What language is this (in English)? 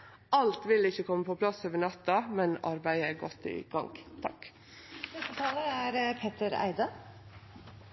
Norwegian Nynorsk